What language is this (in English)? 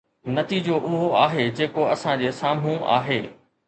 Sindhi